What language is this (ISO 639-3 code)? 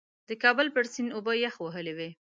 pus